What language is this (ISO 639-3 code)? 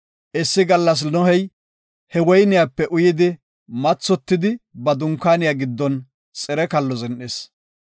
gof